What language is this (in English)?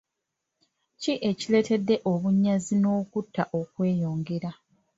Ganda